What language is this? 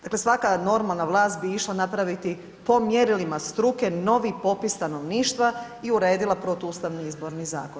Croatian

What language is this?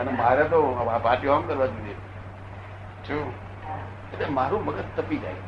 Gujarati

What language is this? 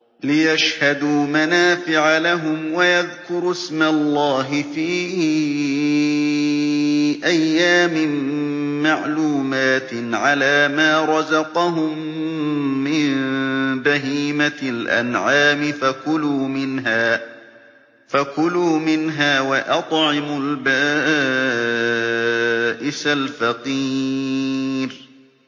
Arabic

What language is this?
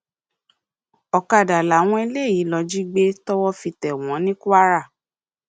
Yoruba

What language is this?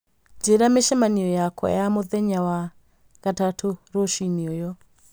Kikuyu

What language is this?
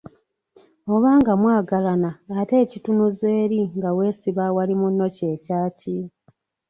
Ganda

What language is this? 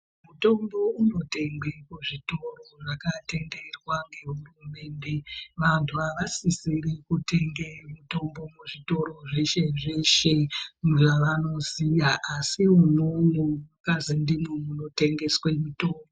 Ndau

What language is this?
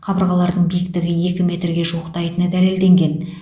Kazakh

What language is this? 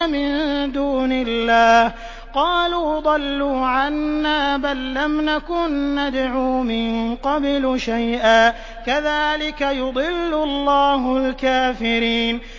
Arabic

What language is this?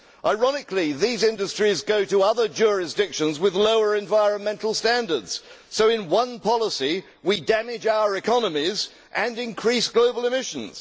English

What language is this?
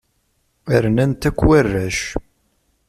Kabyle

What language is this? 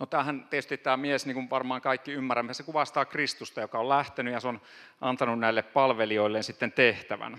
Finnish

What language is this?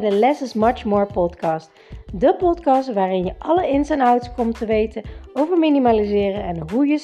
Dutch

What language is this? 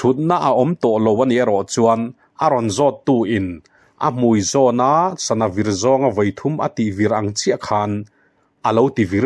Thai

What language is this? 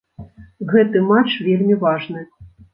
Belarusian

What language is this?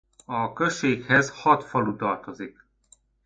Hungarian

